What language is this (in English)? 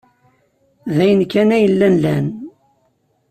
Kabyle